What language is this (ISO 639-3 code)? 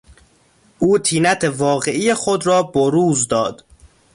fas